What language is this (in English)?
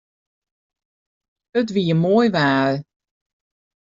Western Frisian